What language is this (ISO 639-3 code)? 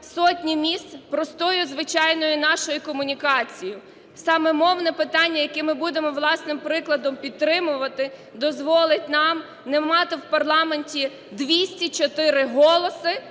ukr